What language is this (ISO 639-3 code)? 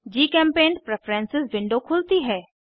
hin